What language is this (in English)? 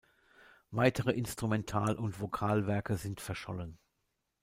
German